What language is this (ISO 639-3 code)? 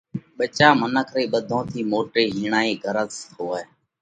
kvx